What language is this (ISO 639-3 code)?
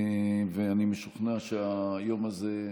heb